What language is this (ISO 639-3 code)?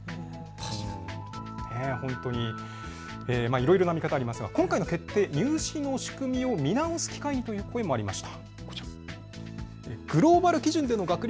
jpn